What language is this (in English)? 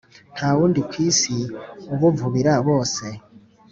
Kinyarwanda